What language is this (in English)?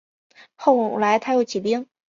Chinese